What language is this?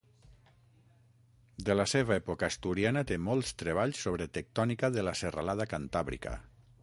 Catalan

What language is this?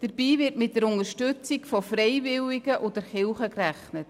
Swiss German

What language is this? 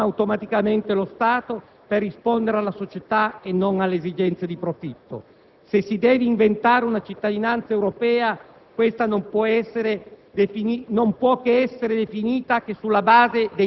Italian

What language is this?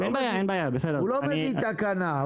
Hebrew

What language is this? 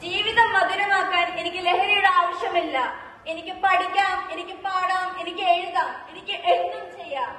Malayalam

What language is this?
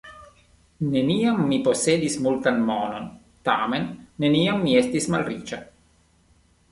Esperanto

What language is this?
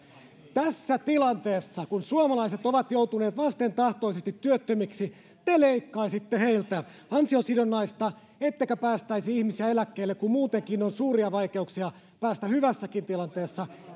Finnish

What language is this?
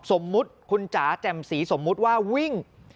Thai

